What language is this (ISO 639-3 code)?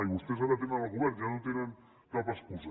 cat